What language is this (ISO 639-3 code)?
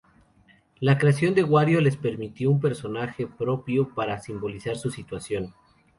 spa